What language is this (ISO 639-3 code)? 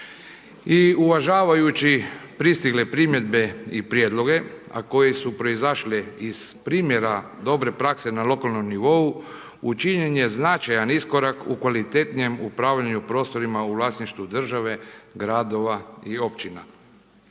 hrv